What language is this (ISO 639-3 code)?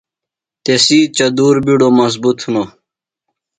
phl